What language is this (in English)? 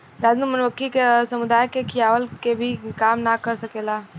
Bhojpuri